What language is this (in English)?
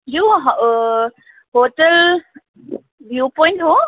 Nepali